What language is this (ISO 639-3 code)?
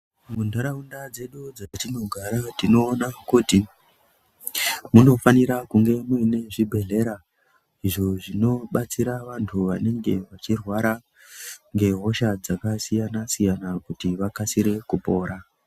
ndc